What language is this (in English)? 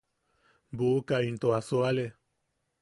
Yaqui